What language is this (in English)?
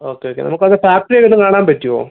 Malayalam